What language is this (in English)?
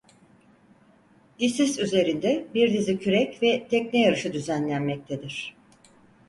Turkish